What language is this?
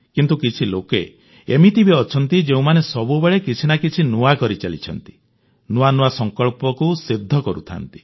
Odia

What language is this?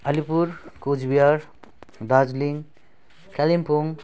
Nepali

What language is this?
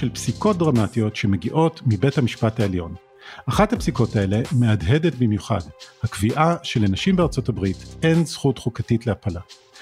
Hebrew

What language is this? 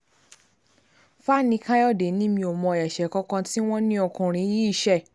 Yoruba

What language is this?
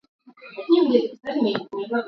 Swahili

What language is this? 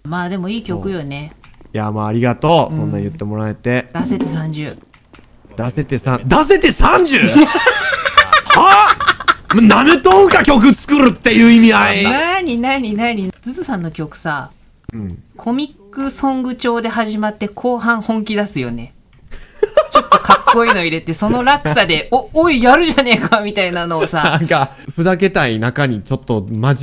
Japanese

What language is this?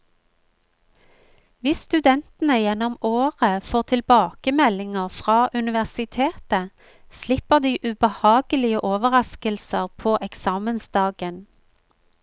Norwegian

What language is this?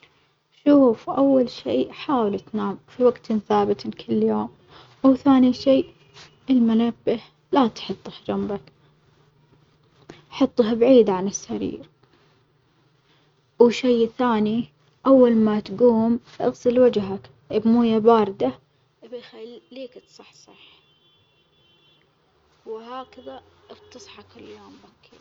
Omani Arabic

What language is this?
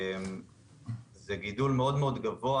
Hebrew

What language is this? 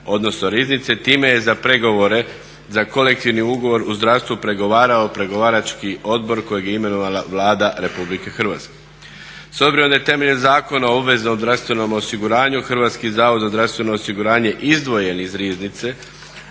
Croatian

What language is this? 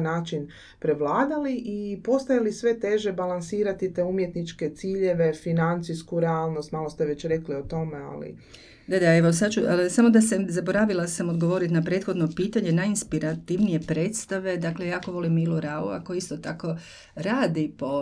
Croatian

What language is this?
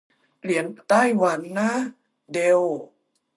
Thai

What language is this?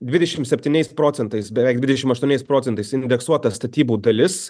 Lithuanian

